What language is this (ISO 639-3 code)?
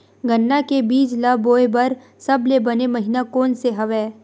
hne